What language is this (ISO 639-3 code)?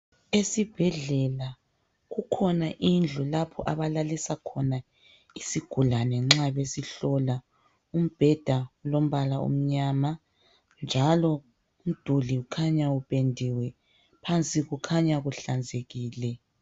nde